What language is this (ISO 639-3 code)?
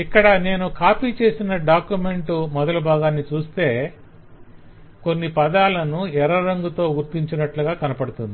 tel